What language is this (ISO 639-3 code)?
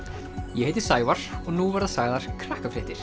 isl